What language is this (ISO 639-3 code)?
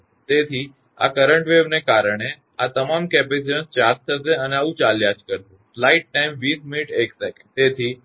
guj